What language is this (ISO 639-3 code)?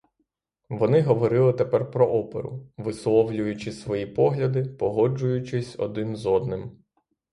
ukr